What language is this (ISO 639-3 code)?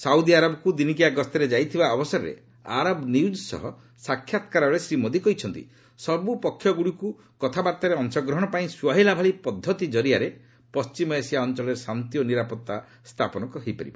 ori